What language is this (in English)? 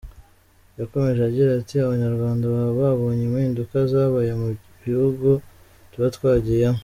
Kinyarwanda